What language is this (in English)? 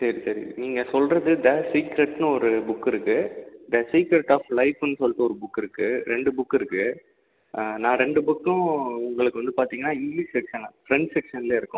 Tamil